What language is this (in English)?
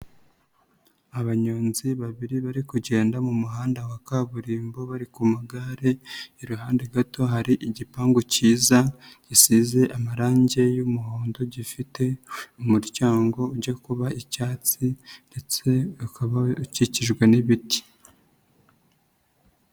Kinyarwanda